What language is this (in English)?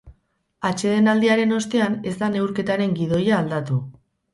Basque